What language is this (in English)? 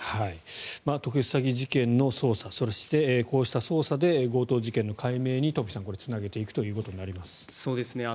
Japanese